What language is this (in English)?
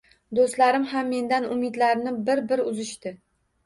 Uzbek